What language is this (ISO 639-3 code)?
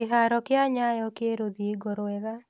kik